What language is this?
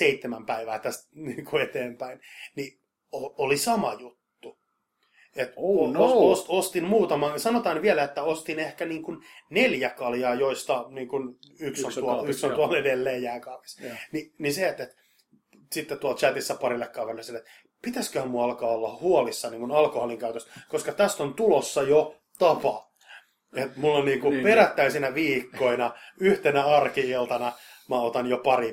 Finnish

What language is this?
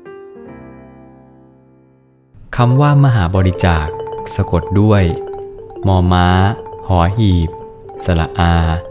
Thai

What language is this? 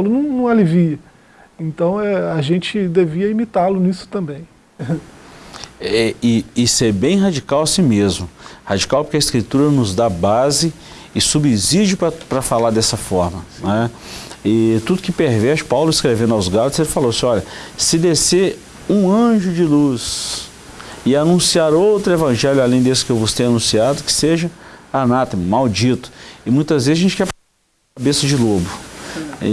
Portuguese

